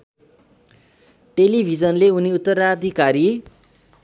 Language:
Nepali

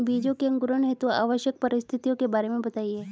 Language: Hindi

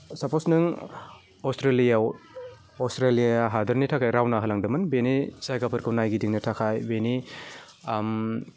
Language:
Bodo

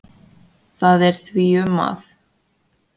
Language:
Icelandic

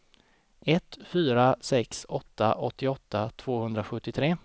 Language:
Swedish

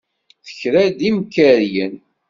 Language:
Kabyle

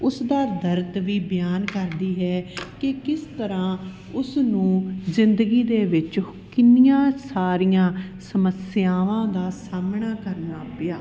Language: Punjabi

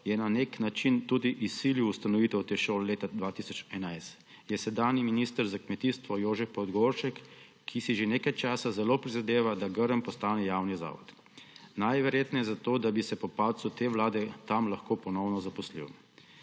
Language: Slovenian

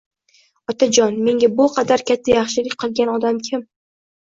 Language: Uzbek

